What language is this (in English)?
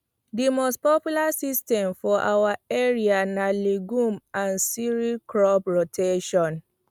Nigerian Pidgin